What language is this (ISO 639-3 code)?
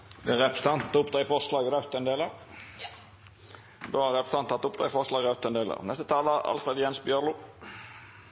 nor